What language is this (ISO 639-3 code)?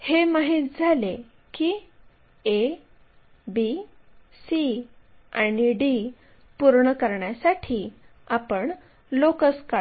mar